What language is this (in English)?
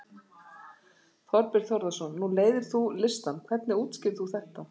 Icelandic